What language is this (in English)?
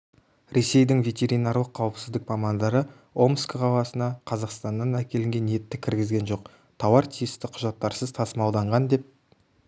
Kazakh